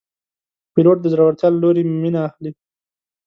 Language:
Pashto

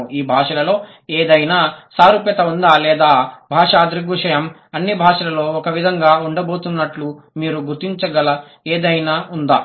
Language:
Telugu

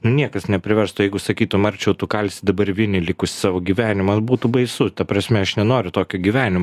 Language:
Lithuanian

